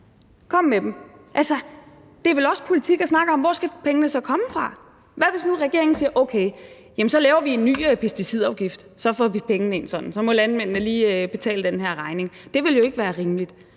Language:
Danish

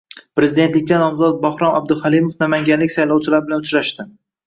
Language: Uzbek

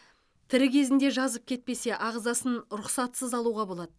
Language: Kazakh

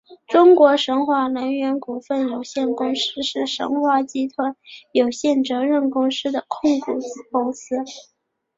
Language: Chinese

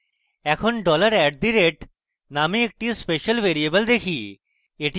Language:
Bangla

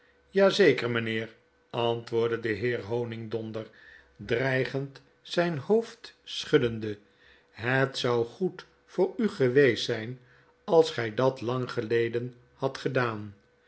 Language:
Dutch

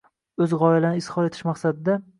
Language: Uzbek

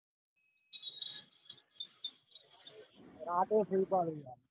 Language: Gujarati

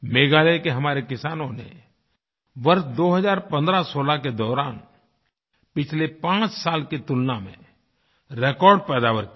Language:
Hindi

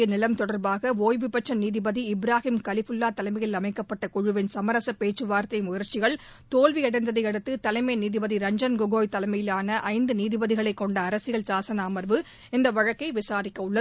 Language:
Tamil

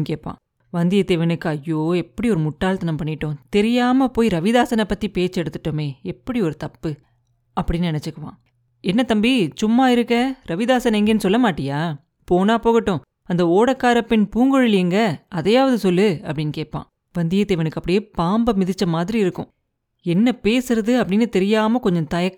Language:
Tamil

